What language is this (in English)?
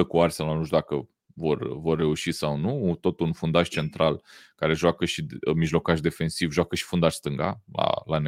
Romanian